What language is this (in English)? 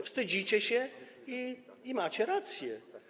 Polish